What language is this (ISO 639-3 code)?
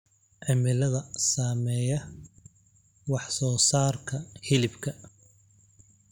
som